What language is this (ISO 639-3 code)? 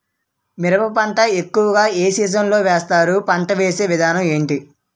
tel